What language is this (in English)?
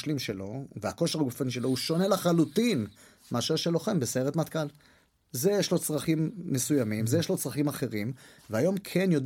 Hebrew